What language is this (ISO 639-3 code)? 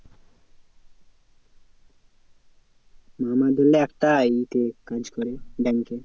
ben